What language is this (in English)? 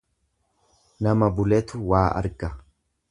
Oromo